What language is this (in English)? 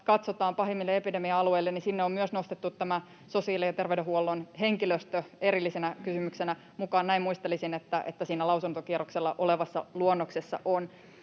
Finnish